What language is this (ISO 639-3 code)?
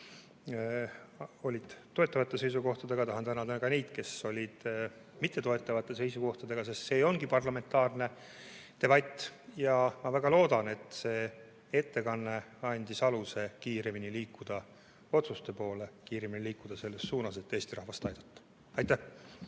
est